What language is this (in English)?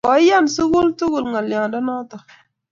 Kalenjin